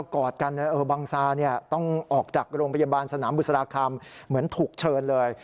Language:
Thai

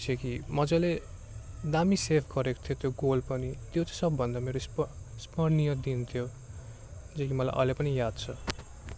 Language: Nepali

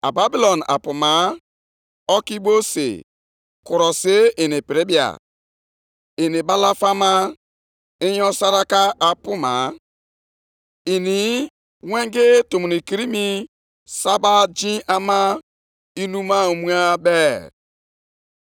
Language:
Igbo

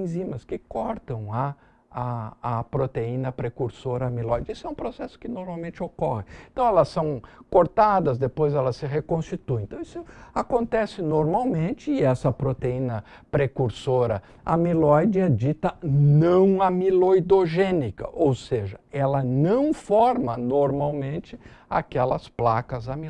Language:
Portuguese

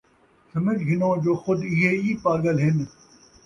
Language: Saraiki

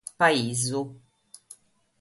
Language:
Sardinian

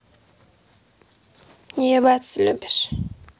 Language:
Russian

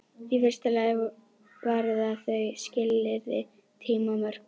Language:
Icelandic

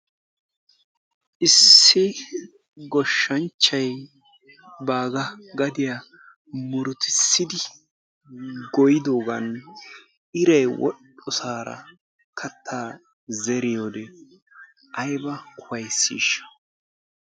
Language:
Wolaytta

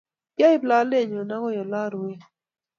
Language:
Kalenjin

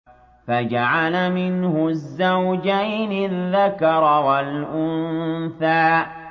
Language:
Arabic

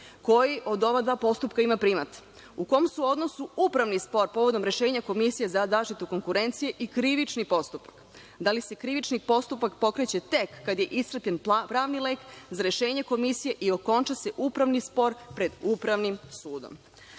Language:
Serbian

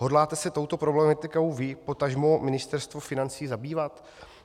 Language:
Czech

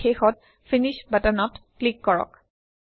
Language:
Assamese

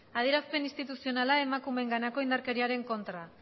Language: Basque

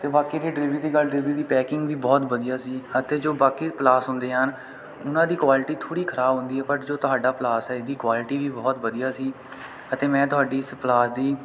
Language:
Punjabi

